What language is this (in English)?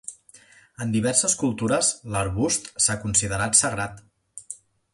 Catalan